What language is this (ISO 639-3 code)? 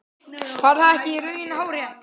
isl